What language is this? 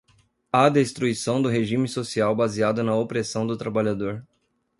Portuguese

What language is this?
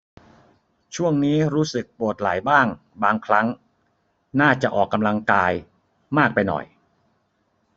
Thai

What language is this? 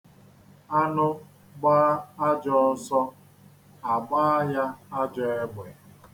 Igbo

